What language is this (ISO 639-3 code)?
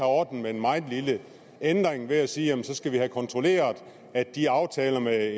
dan